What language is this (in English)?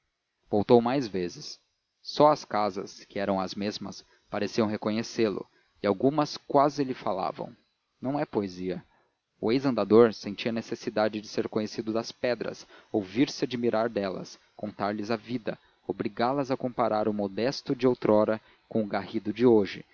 Portuguese